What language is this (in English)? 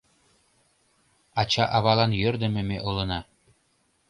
Mari